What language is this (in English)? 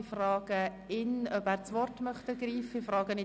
Swiss German